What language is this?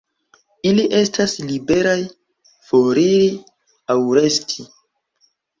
Esperanto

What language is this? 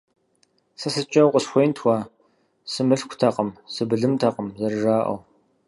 Kabardian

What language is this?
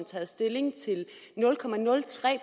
Danish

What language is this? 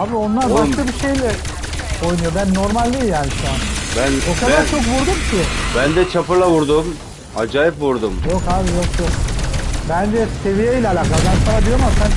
Turkish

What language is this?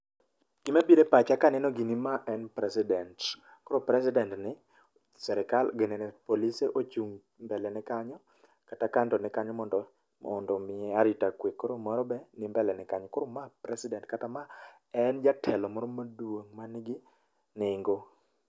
Luo (Kenya and Tanzania)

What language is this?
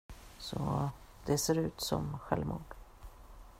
Swedish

